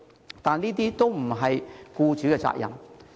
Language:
Cantonese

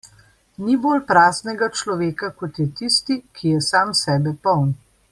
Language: Slovenian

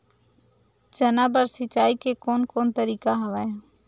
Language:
Chhattisgarhi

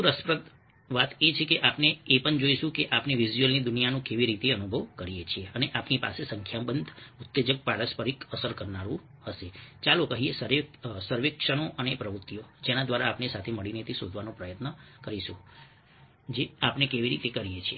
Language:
Gujarati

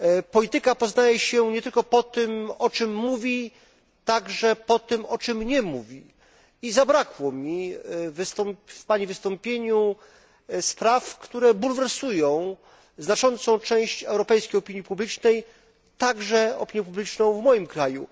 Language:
Polish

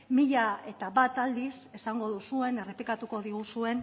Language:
Basque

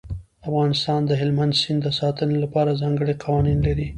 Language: Pashto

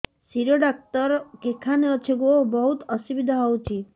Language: Odia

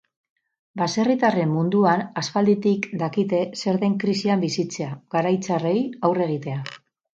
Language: Basque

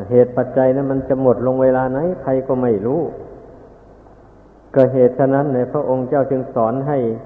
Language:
Thai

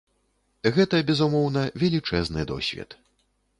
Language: Belarusian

